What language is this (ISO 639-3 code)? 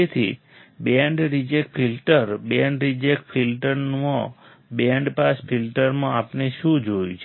guj